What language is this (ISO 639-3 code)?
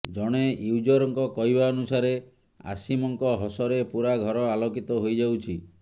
ori